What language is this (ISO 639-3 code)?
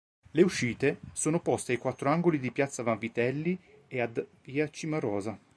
ita